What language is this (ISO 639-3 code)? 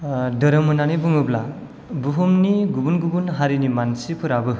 brx